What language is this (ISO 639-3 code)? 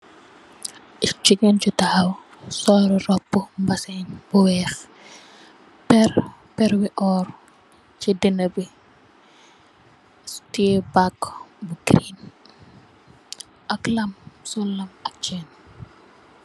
wol